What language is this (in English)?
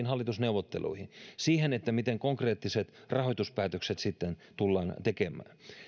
Finnish